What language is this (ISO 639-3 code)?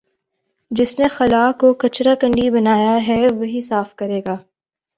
urd